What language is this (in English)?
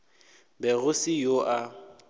Northern Sotho